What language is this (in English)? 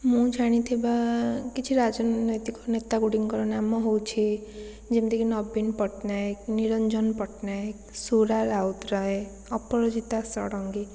Odia